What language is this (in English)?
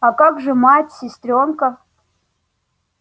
Russian